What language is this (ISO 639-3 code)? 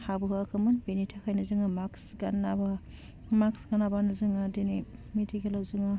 brx